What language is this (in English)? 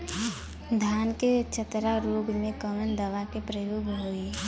Bhojpuri